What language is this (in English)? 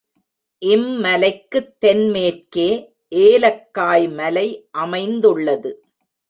Tamil